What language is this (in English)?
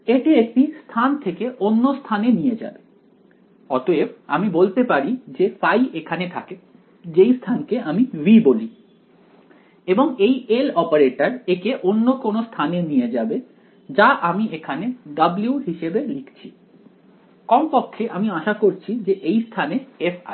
Bangla